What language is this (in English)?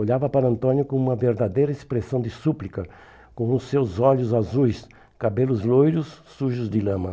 Portuguese